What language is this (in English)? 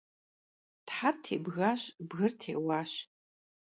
Kabardian